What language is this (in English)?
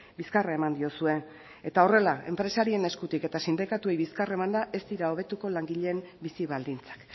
Basque